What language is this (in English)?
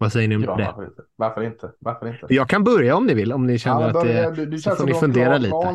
Swedish